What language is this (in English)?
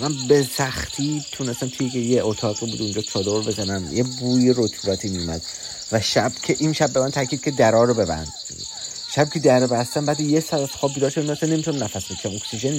Persian